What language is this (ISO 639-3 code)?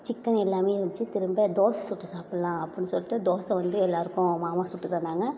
tam